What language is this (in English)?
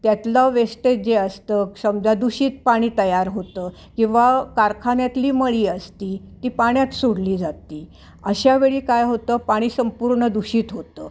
Marathi